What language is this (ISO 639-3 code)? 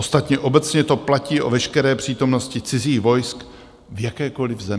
ces